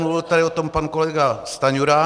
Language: Czech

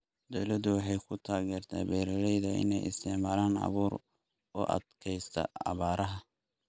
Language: Somali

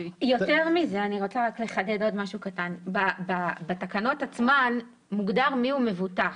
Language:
Hebrew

